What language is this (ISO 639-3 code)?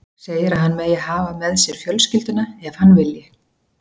isl